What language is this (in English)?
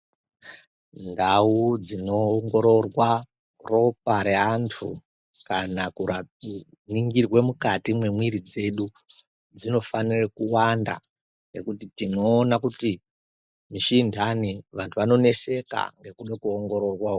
Ndau